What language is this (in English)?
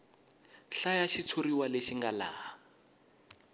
Tsonga